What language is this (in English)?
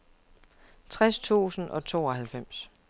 Danish